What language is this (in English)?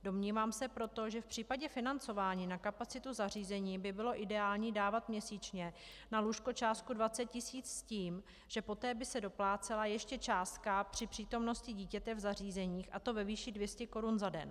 Czech